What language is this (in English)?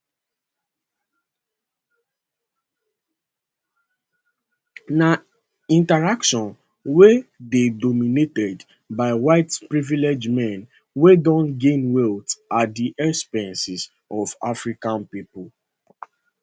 Nigerian Pidgin